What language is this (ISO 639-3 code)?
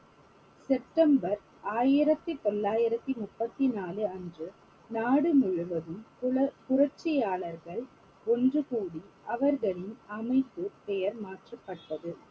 tam